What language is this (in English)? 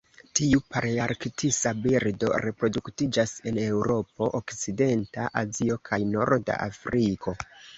Esperanto